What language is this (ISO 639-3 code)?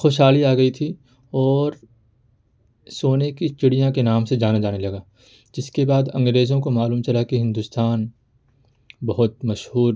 urd